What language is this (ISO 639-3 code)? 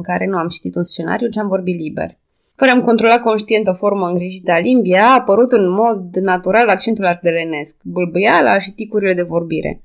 ron